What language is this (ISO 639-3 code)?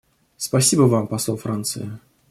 rus